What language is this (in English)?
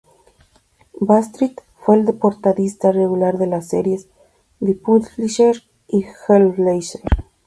Spanish